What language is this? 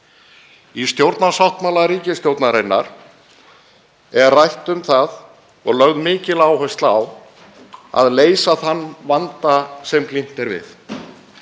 Icelandic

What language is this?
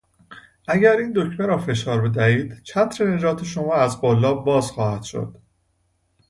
Persian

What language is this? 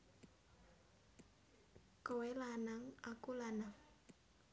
Javanese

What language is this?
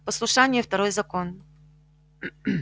Russian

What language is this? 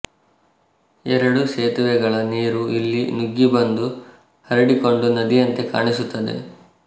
Kannada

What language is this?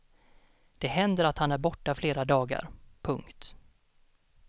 Swedish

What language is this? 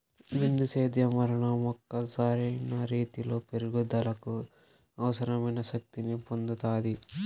Telugu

